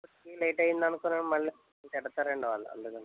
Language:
Telugu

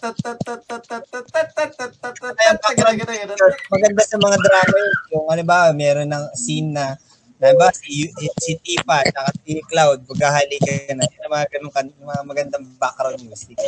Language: Filipino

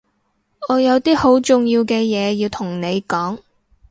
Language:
Cantonese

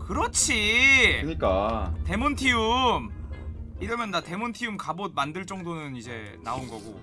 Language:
Korean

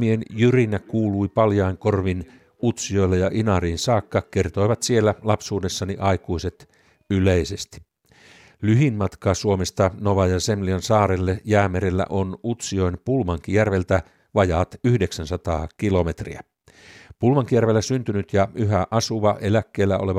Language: Finnish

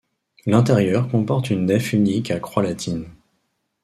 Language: French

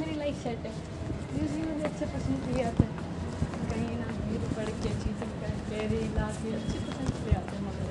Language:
Hindi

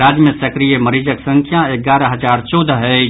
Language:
Maithili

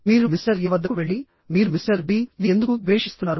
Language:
Telugu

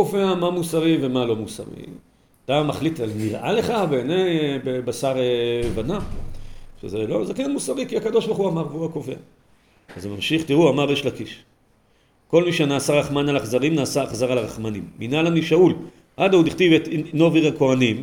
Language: Hebrew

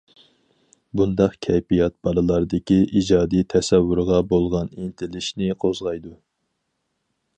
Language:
Uyghur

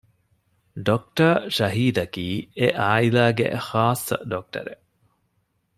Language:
Divehi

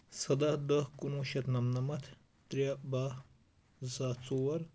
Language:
Kashmiri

